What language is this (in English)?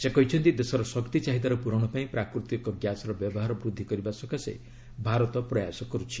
Odia